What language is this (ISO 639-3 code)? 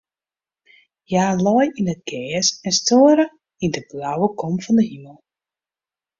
fry